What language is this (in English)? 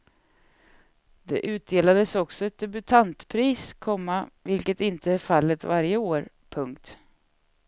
Swedish